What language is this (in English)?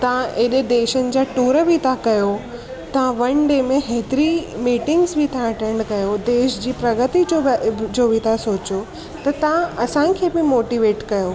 Sindhi